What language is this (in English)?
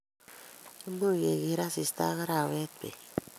Kalenjin